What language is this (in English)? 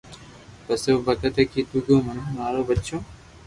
Loarki